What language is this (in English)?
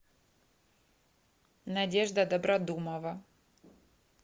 Russian